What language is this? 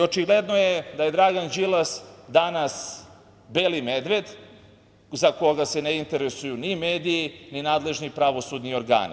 Serbian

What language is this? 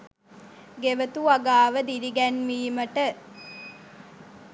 Sinhala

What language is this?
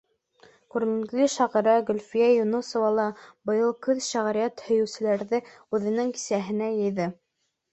Bashkir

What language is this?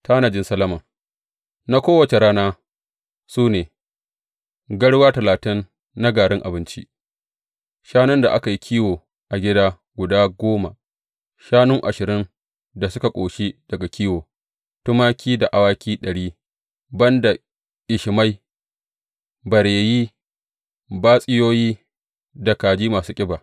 Hausa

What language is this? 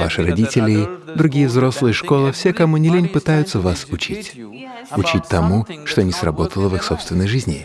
Russian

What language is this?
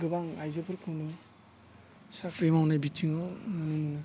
Bodo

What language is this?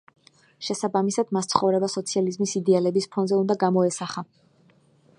Georgian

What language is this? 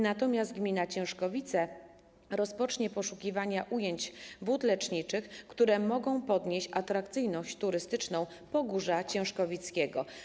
Polish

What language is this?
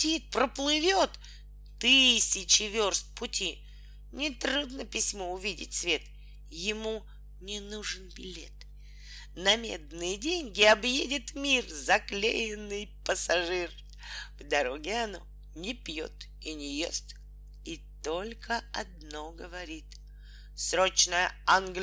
Russian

